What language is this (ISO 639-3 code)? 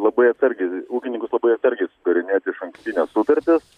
lit